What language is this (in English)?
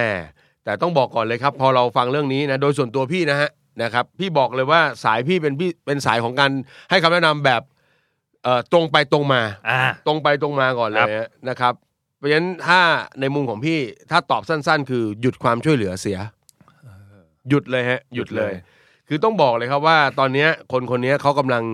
Thai